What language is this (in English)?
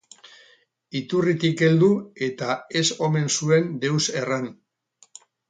Basque